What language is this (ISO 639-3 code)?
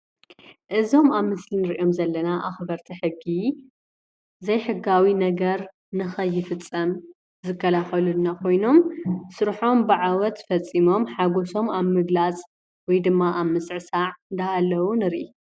tir